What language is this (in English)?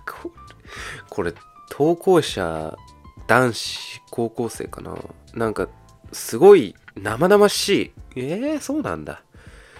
Japanese